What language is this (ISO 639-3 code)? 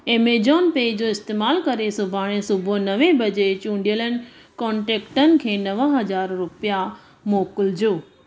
snd